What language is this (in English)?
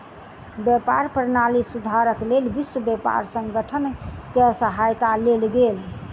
Maithili